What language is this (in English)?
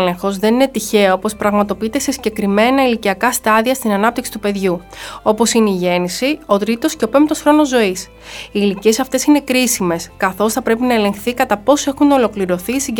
Greek